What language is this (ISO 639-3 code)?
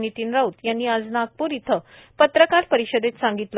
mar